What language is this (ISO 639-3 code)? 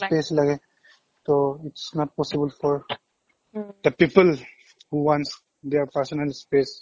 asm